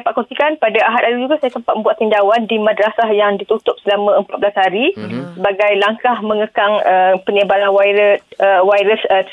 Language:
Malay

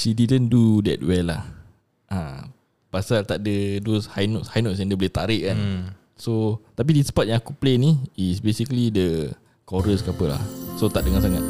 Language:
Malay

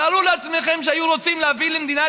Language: Hebrew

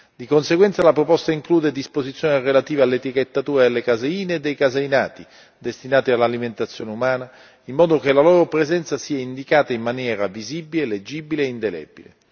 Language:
Italian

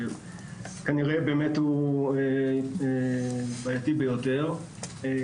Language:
Hebrew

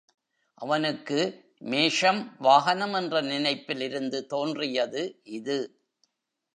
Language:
Tamil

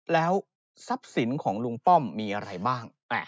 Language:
Thai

